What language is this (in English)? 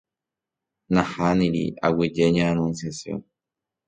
Guarani